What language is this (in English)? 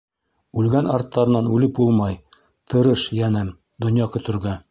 Bashkir